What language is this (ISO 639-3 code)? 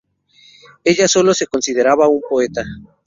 spa